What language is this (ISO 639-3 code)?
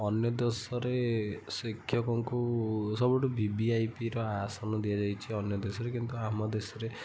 ori